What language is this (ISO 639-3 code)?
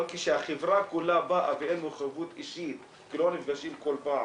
heb